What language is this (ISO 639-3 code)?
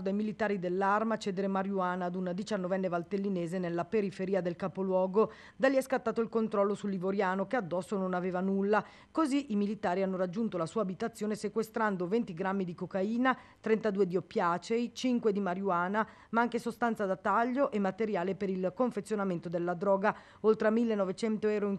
ita